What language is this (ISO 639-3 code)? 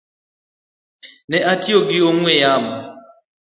luo